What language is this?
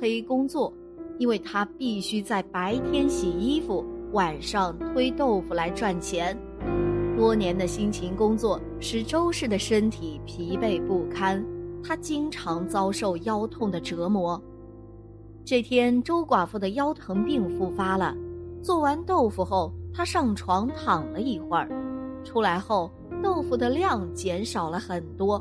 Chinese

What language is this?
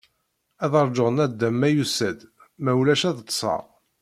Kabyle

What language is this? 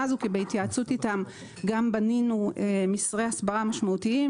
Hebrew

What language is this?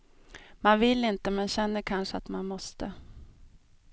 Swedish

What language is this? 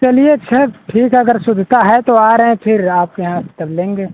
Hindi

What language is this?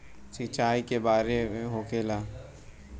Bhojpuri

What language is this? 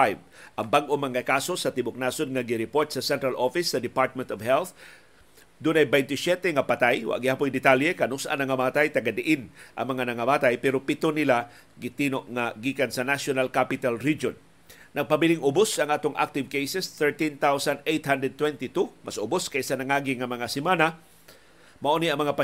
Filipino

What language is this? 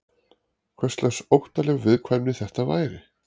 Icelandic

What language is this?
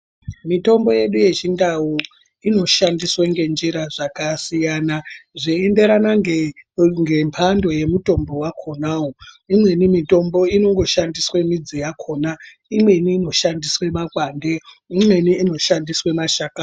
Ndau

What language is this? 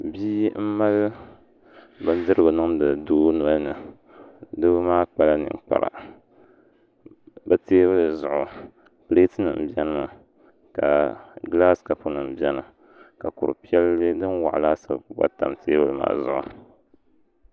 Dagbani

